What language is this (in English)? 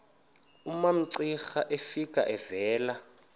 Xhosa